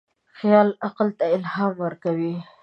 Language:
Pashto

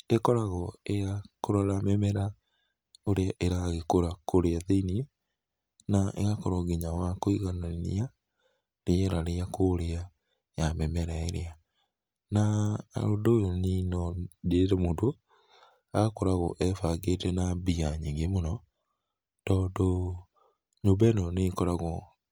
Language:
Kikuyu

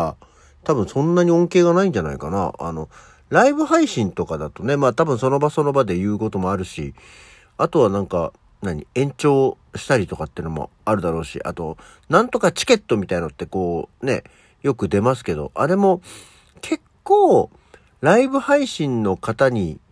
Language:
Japanese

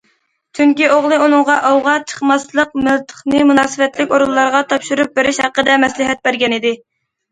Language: Uyghur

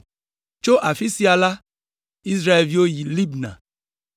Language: Ewe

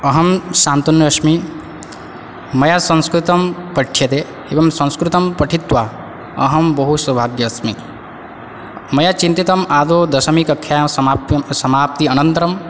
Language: Sanskrit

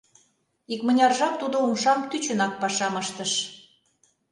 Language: Mari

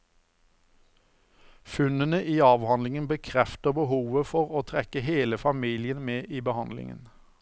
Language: Norwegian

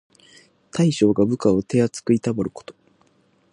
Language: Japanese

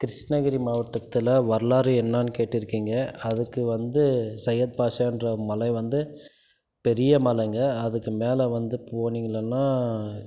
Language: Tamil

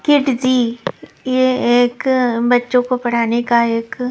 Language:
Hindi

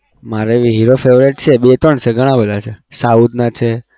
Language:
Gujarati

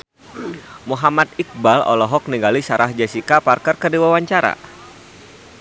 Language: Sundanese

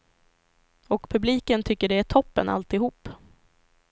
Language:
Swedish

